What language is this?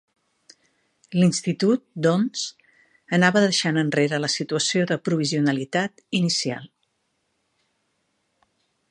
Catalan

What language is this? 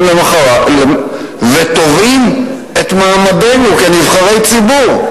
Hebrew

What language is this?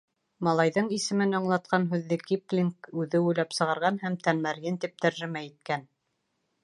Bashkir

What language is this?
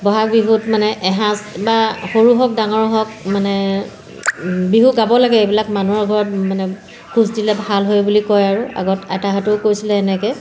Assamese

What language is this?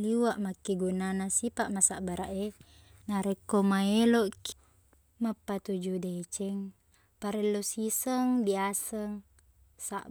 Buginese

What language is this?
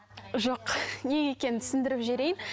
Kazakh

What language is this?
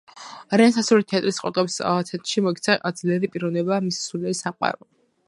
Georgian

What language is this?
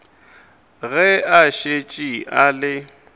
Northern Sotho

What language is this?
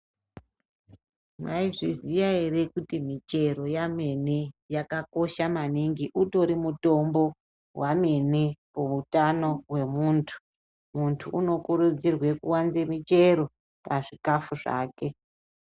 Ndau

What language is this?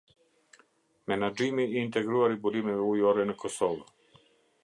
Albanian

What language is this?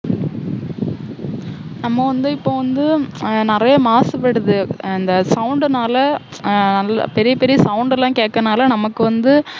Tamil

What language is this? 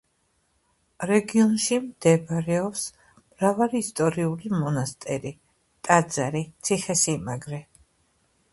Georgian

